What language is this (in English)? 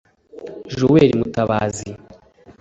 Kinyarwanda